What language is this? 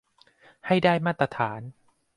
Thai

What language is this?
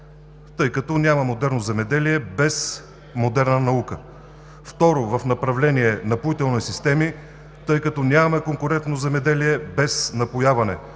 Bulgarian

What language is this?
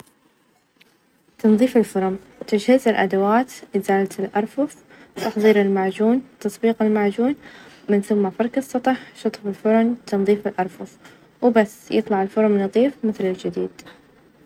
Najdi Arabic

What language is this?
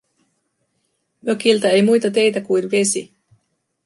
Finnish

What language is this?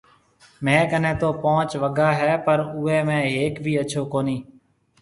Marwari (Pakistan)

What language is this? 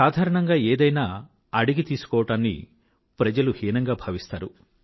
Telugu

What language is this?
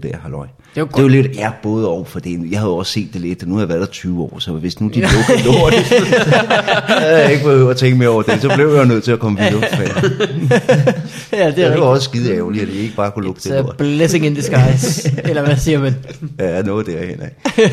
Danish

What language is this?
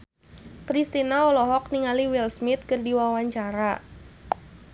Sundanese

